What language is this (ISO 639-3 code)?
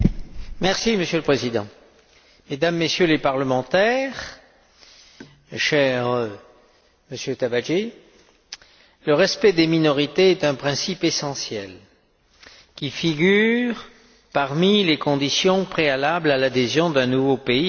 fra